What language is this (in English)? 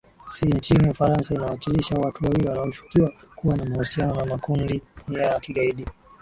Swahili